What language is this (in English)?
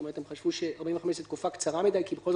Hebrew